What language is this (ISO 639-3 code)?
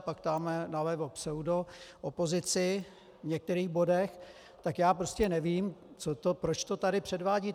ces